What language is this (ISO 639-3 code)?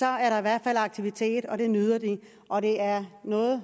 dan